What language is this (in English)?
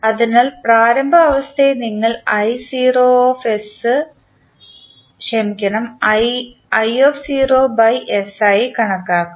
Malayalam